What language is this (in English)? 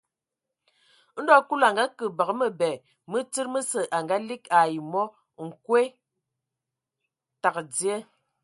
Ewondo